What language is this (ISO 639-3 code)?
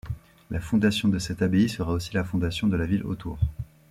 fra